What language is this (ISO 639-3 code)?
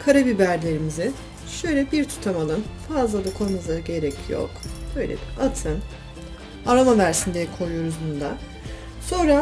tur